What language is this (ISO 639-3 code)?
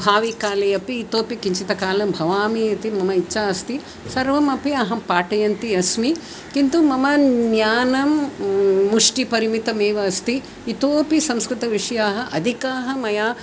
san